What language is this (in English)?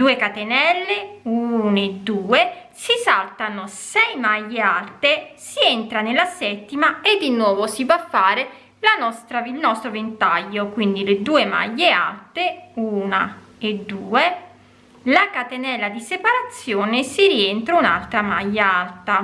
Italian